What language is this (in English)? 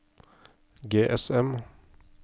Norwegian